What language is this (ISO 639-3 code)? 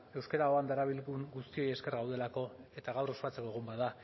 eus